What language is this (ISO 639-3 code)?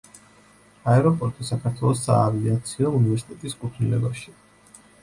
kat